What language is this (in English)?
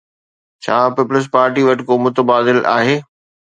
Sindhi